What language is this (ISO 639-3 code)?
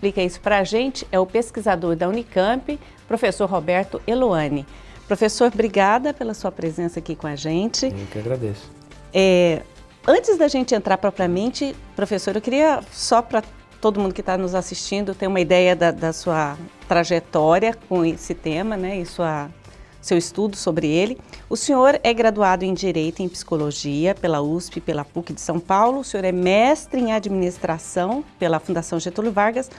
por